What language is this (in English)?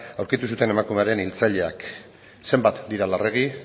Basque